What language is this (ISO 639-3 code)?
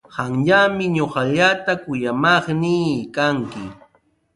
qws